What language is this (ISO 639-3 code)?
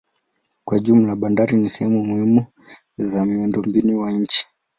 swa